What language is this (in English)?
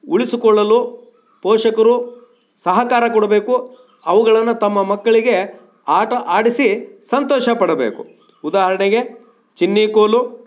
Kannada